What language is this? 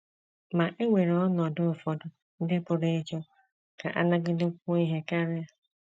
Igbo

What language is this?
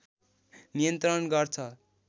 Nepali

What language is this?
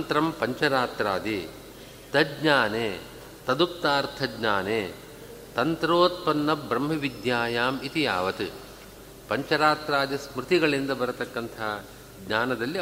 Kannada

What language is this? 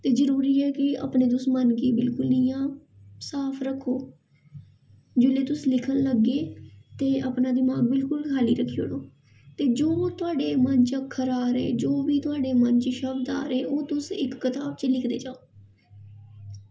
Dogri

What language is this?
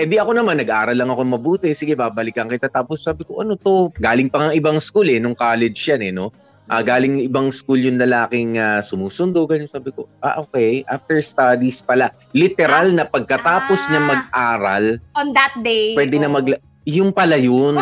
Filipino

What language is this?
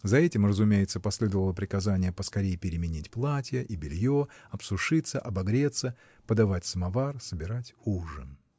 Russian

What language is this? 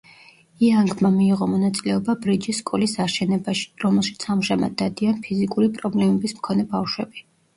Georgian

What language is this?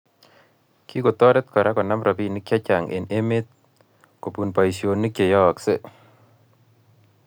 Kalenjin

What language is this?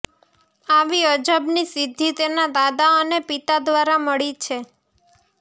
Gujarati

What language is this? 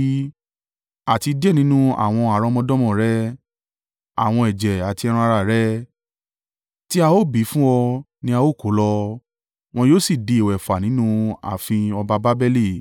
Yoruba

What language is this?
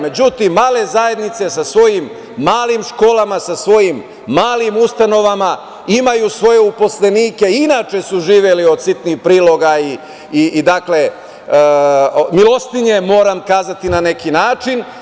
Serbian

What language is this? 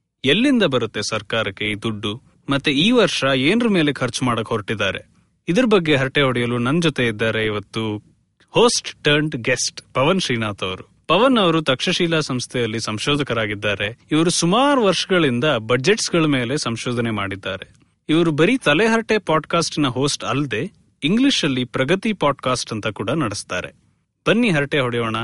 Kannada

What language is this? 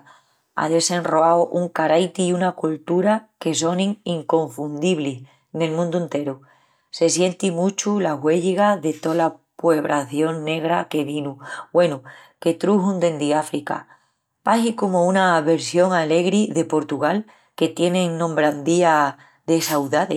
Extremaduran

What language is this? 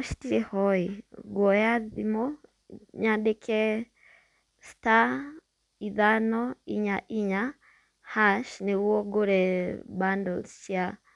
Kikuyu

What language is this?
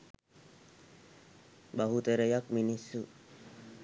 Sinhala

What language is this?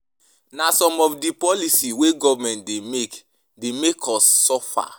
Nigerian Pidgin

